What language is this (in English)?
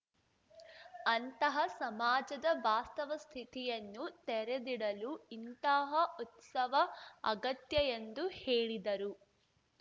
Kannada